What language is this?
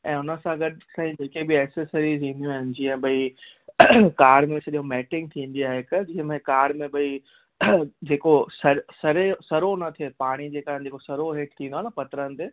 Sindhi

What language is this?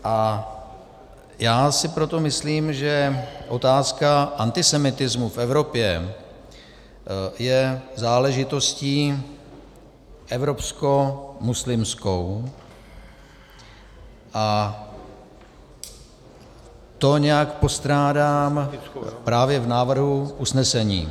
Czech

